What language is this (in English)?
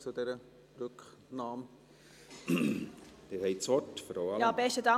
Swiss German